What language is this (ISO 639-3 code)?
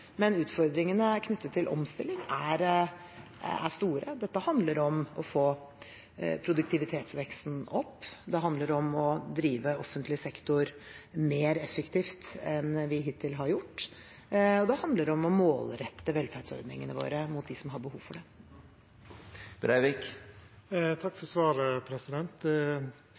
nor